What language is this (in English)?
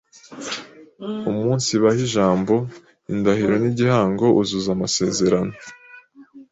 Kinyarwanda